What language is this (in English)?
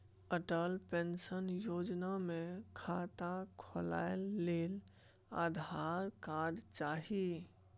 Maithili